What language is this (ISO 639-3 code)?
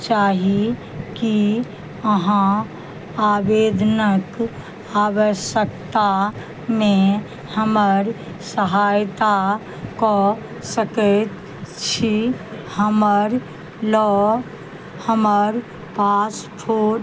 mai